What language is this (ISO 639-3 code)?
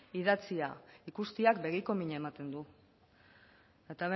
eus